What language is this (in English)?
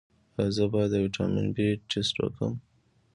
Pashto